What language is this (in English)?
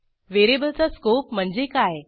Marathi